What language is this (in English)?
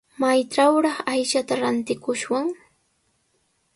Sihuas Ancash Quechua